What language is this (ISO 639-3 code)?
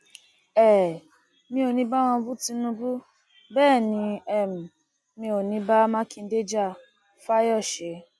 yor